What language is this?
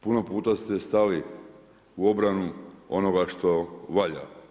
Croatian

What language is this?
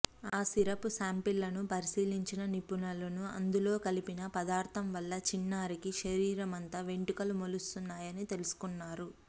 Telugu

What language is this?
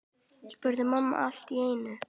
Icelandic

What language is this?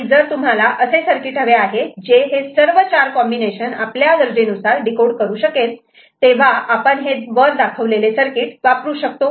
Marathi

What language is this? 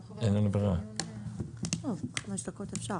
Hebrew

